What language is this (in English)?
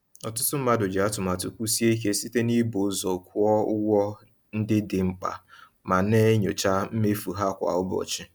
Igbo